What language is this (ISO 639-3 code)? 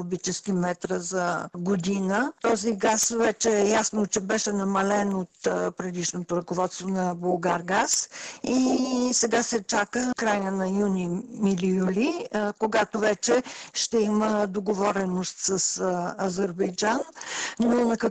bul